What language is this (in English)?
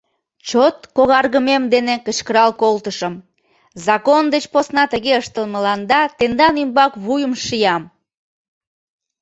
Mari